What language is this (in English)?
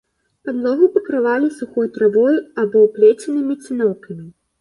Belarusian